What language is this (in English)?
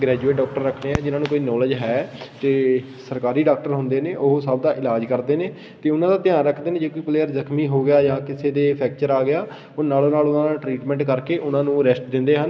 Punjabi